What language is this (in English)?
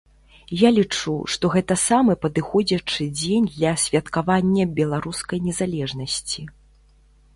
Belarusian